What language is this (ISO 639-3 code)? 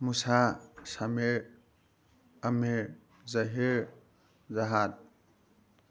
mni